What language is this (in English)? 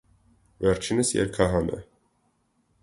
Armenian